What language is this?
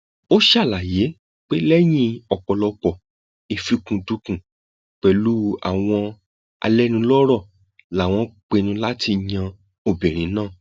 Yoruba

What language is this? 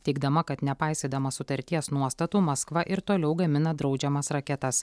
Lithuanian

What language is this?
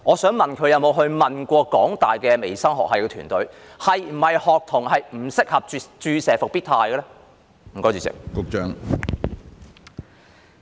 Cantonese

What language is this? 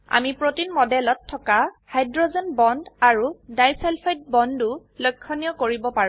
Assamese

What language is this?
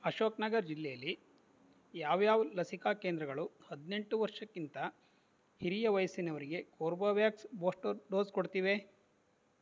Kannada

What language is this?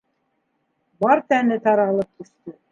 Bashkir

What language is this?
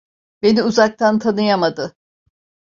Turkish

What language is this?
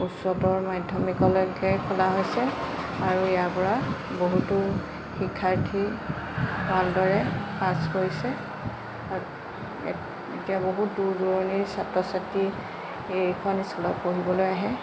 Assamese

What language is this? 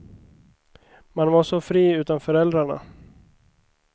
Swedish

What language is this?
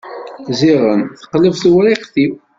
Kabyle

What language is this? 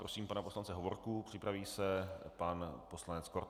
Czech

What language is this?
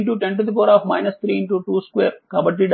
Telugu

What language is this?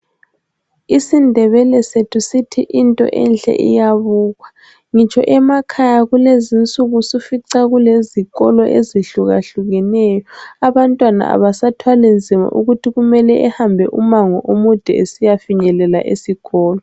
North Ndebele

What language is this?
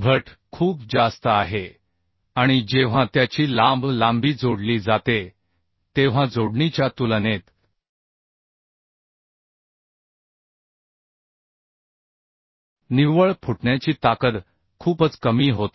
Marathi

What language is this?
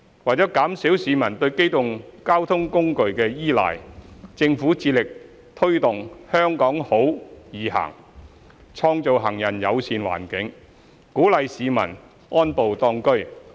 Cantonese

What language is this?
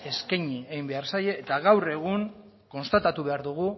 Basque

